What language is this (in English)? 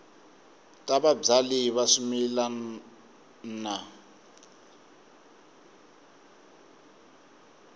Tsonga